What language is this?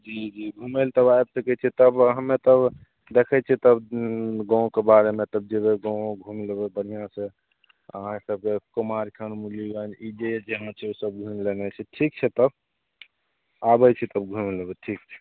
Maithili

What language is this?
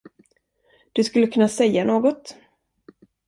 Swedish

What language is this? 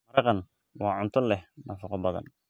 Somali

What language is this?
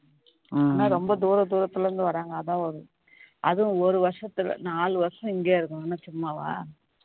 Tamil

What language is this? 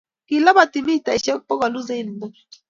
Kalenjin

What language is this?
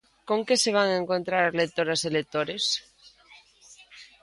Galician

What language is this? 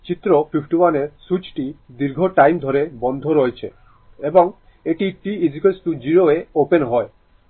Bangla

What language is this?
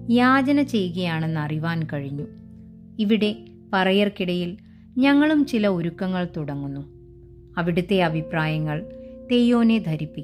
Malayalam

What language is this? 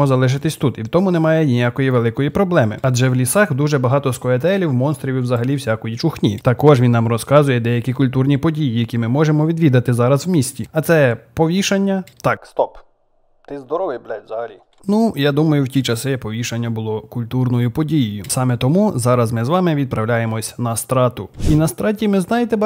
Ukrainian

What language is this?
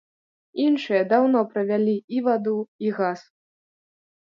Belarusian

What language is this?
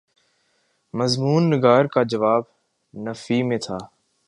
Urdu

